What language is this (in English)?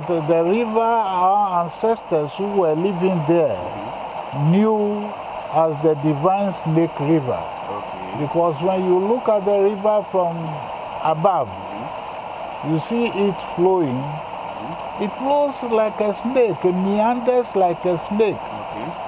English